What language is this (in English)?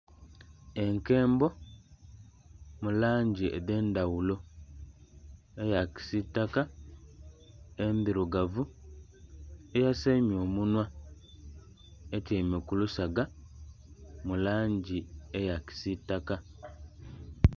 Soga